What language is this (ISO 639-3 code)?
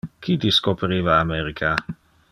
ina